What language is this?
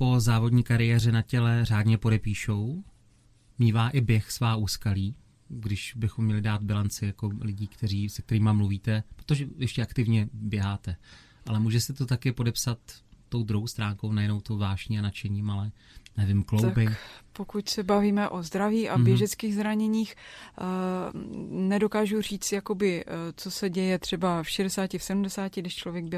Czech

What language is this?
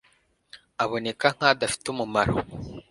Kinyarwanda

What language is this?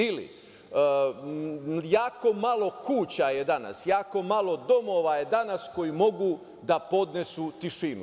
Serbian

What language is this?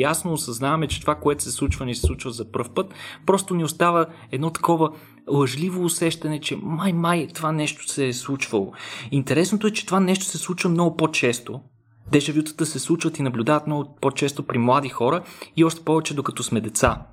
Bulgarian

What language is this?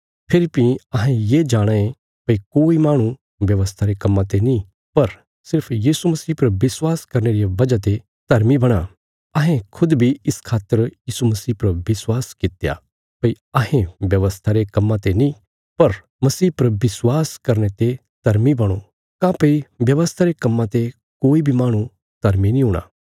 Bilaspuri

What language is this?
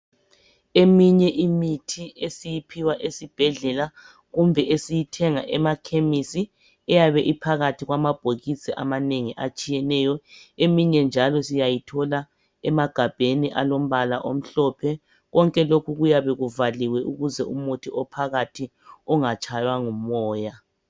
North Ndebele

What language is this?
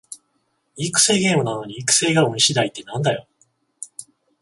Japanese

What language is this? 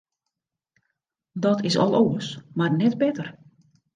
Western Frisian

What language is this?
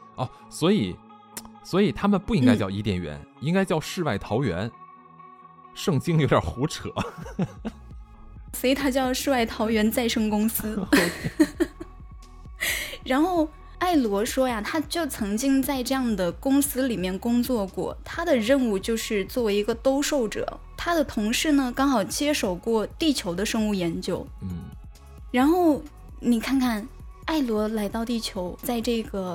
Chinese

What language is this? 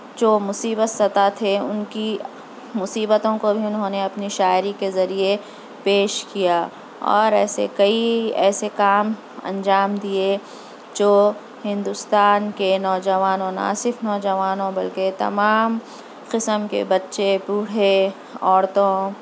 Urdu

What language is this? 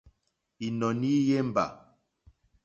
Mokpwe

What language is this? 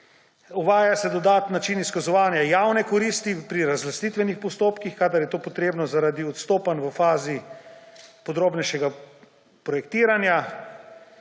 Slovenian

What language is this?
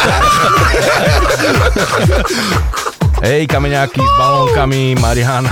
Slovak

